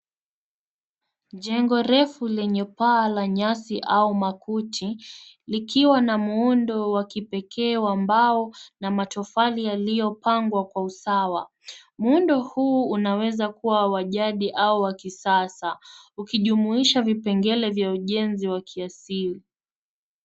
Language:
Swahili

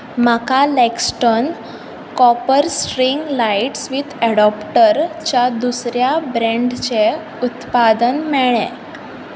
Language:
Konkani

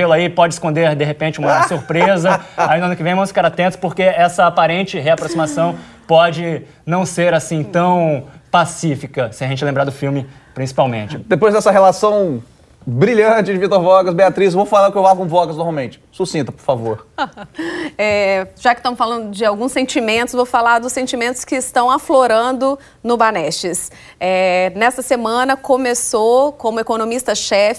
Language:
Portuguese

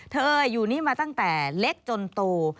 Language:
Thai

